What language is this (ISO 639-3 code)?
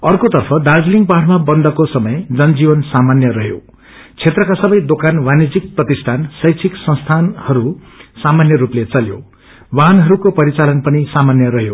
nep